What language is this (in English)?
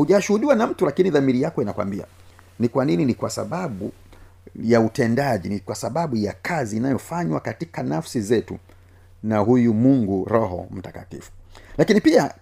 Swahili